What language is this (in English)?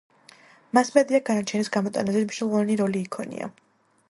Georgian